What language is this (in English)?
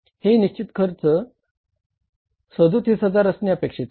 Marathi